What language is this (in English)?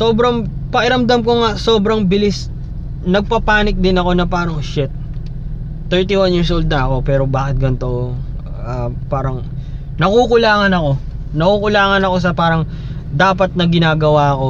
Filipino